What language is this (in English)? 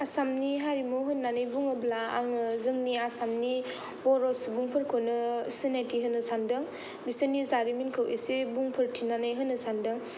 Bodo